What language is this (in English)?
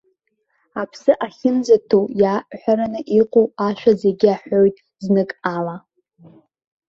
Abkhazian